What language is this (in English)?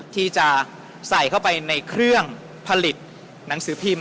Thai